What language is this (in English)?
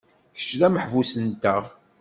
Kabyle